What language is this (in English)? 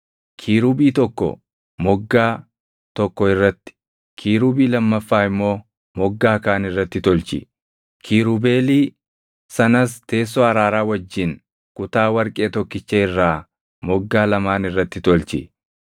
Oromo